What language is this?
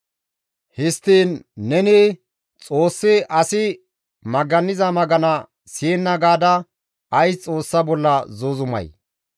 Gamo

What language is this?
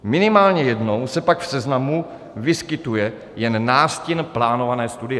Czech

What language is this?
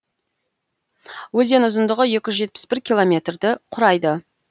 Kazakh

